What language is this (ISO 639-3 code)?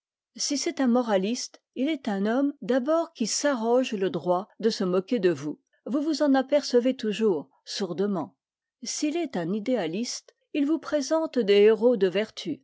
fra